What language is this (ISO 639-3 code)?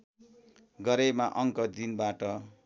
nep